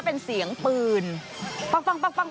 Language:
Thai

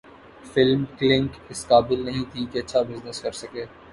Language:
Urdu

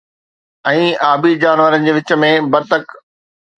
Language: Sindhi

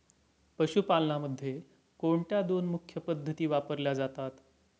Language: Marathi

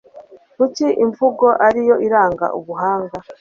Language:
Kinyarwanda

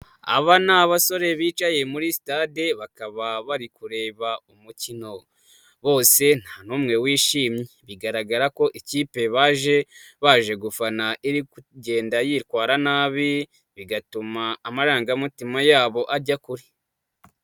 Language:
Kinyarwanda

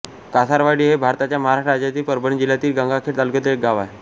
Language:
Marathi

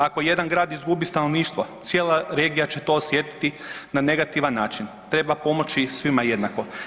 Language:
Croatian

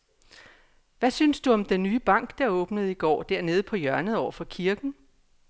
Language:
Danish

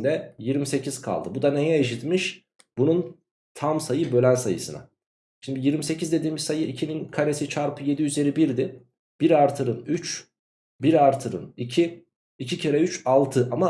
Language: Turkish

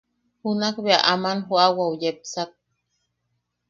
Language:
Yaqui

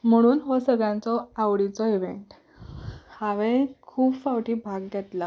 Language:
Konkani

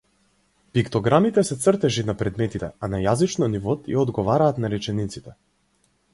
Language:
Macedonian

